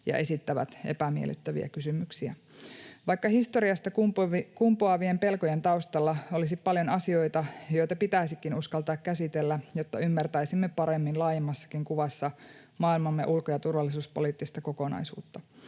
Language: Finnish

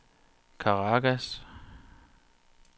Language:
Danish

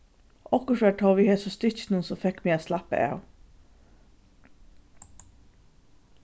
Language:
Faroese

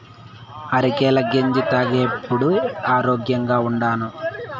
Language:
Telugu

